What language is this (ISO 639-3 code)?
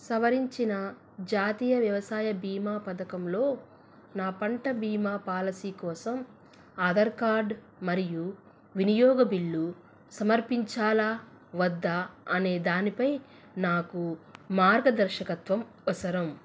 tel